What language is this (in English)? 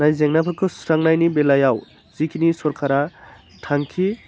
Bodo